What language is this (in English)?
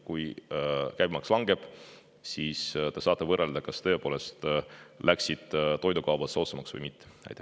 Estonian